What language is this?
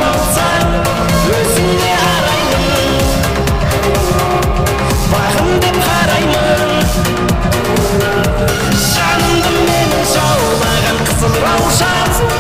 Turkish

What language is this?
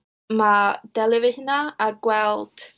Welsh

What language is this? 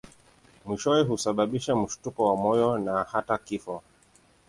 Swahili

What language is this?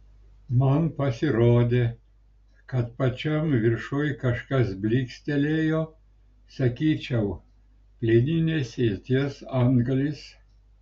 Lithuanian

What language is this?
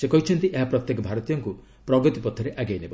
Odia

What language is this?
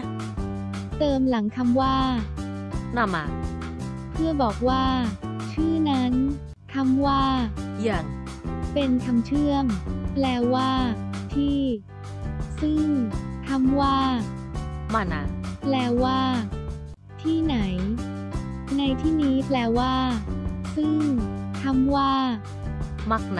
Thai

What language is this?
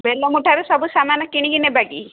Odia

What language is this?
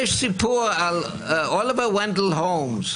Hebrew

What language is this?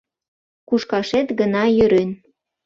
Mari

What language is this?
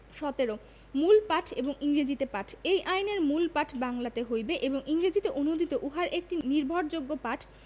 Bangla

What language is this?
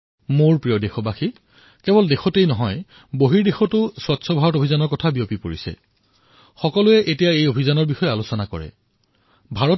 Assamese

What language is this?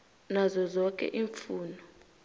South Ndebele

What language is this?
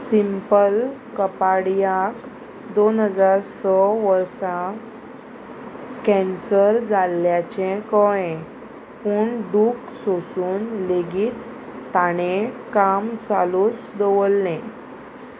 Konkani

